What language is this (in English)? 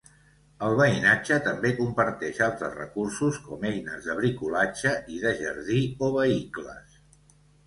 Catalan